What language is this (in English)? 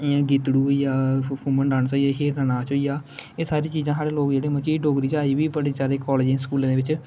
Dogri